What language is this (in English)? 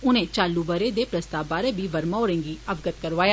Dogri